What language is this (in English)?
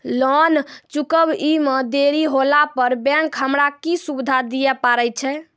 Maithili